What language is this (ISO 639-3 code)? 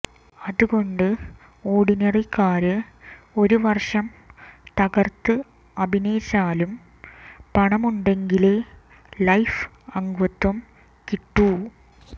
mal